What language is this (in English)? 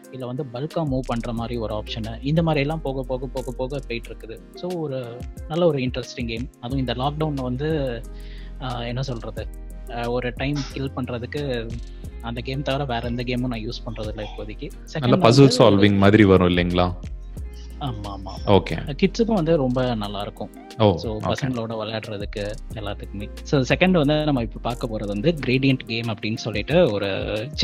Tamil